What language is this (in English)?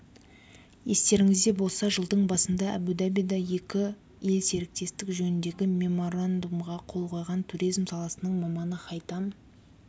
Kazakh